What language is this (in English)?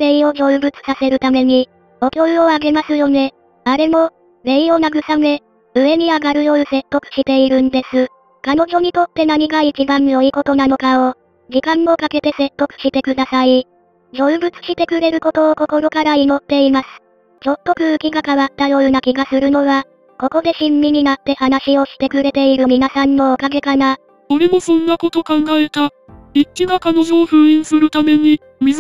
Japanese